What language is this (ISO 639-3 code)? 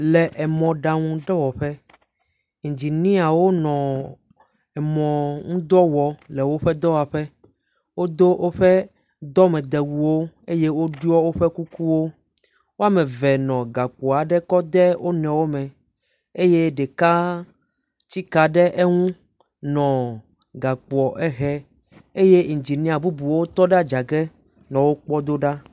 ewe